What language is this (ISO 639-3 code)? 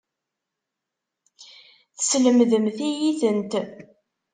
kab